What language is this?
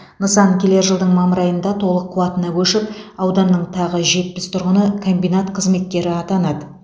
Kazakh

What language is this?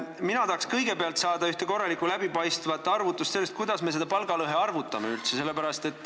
Estonian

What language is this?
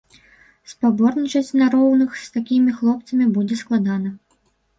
Belarusian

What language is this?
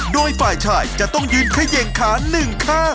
Thai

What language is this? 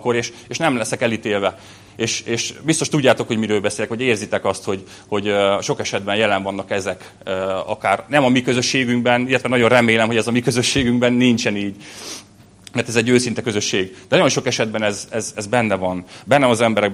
Hungarian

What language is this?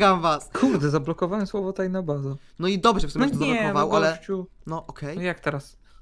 Polish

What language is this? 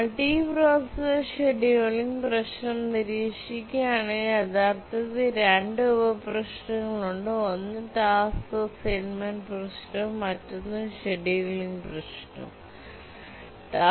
Malayalam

